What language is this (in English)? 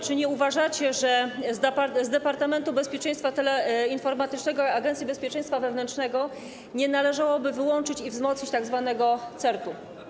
Polish